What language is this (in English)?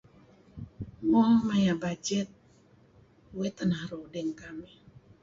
Kelabit